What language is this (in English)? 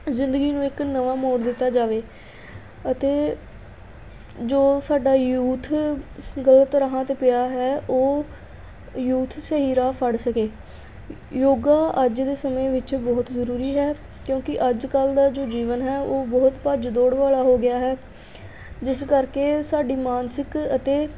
Punjabi